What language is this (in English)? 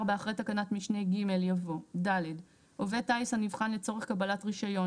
Hebrew